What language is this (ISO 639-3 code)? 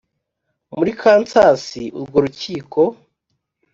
kin